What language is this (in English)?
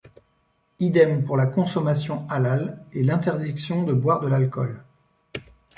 French